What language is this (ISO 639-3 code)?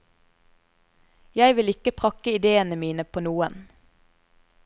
nor